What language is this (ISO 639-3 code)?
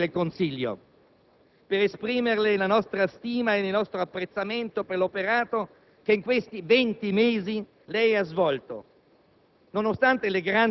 ita